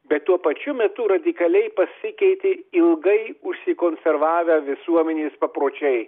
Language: Lithuanian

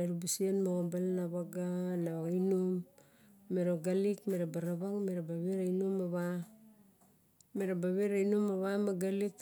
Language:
Barok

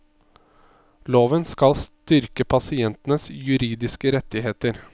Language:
Norwegian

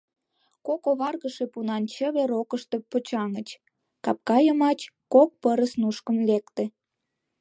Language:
Mari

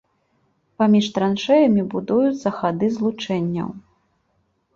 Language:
Belarusian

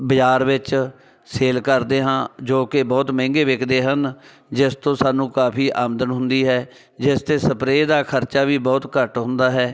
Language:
Punjabi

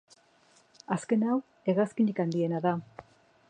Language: Basque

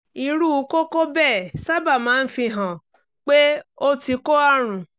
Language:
Yoruba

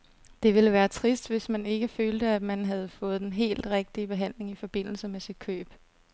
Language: Danish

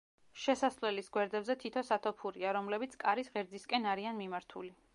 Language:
Georgian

